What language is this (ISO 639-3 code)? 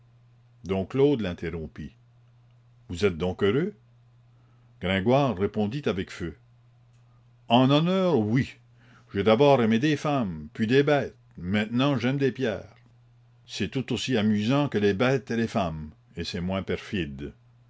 fra